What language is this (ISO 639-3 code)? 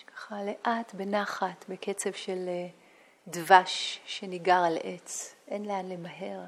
heb